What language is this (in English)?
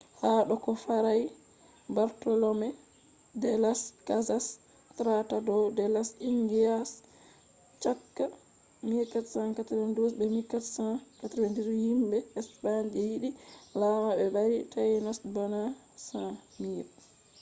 Fula